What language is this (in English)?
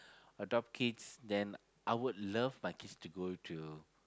English